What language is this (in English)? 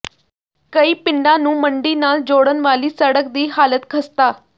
Punjabi